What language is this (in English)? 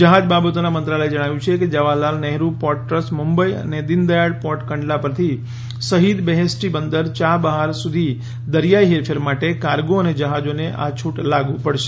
Gujarati